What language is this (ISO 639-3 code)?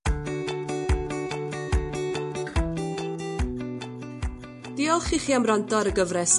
cym